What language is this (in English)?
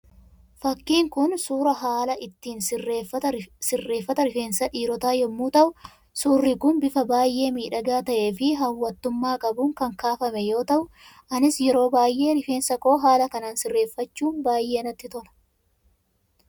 Oromo